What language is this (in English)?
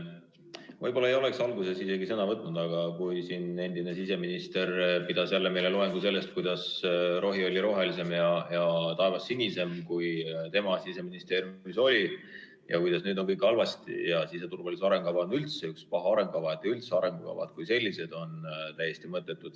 Estonian